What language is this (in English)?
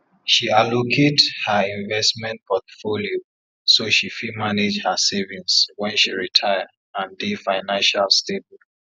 Nigerian Pidgin